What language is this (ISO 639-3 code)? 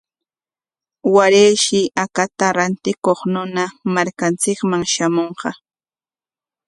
qwa